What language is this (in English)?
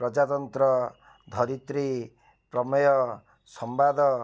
Odia